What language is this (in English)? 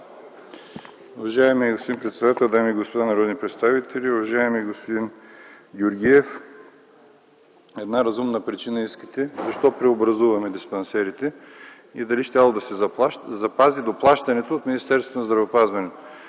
Bulgarian